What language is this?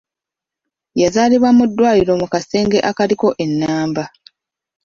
Ganda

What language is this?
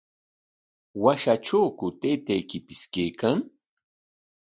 Corongo Ancash Quechua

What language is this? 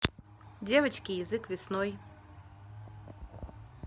Russian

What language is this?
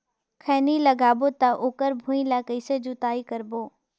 Chhattisgarhi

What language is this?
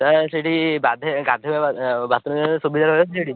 Odia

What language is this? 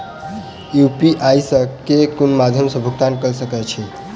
Maithili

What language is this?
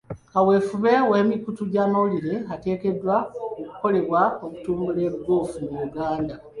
Ganda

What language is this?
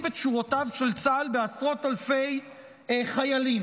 Hebrew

